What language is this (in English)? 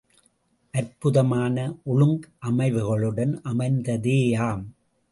Tamil